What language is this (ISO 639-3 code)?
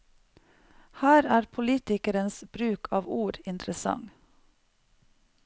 nor